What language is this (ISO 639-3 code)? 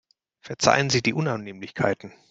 deu